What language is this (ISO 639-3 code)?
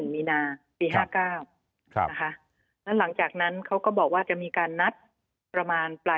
tha